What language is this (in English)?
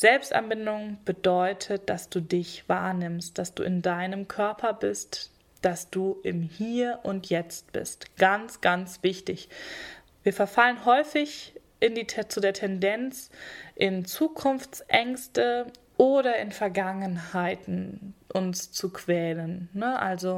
German